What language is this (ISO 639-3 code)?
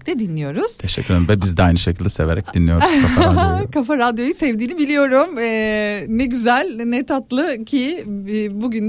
tur